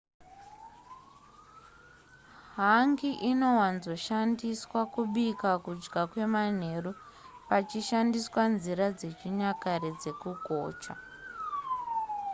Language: Shona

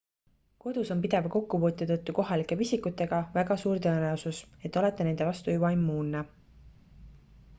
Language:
Estonian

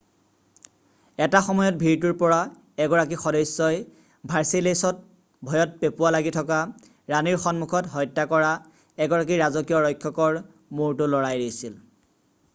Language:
Assamese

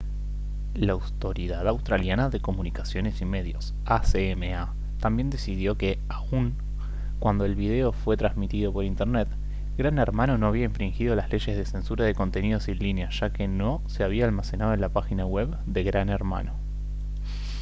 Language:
Spanish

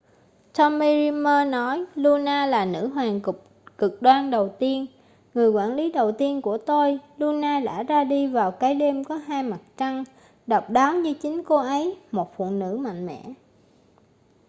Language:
Vietnamese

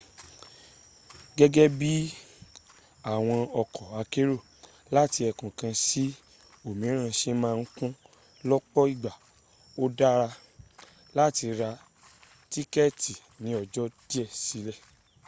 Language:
Yoruba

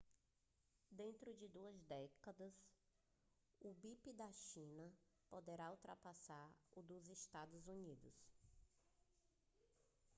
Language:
Portuguese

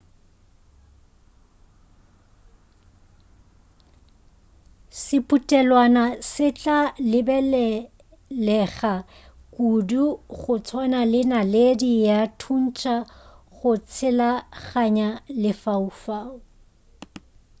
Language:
Northern Sotho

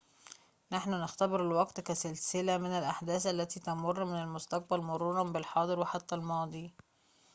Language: Arabic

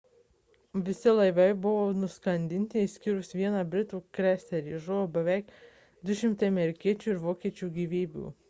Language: Lithuanian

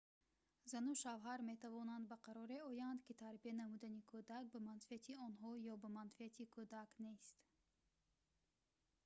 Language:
Tajik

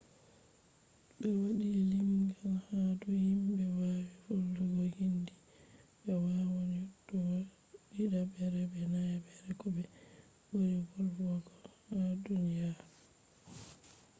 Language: Fula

